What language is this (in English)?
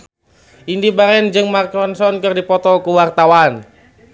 Sundanese